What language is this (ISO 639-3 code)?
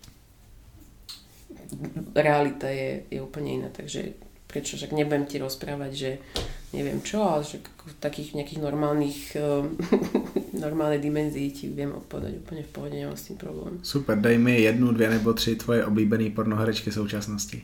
ces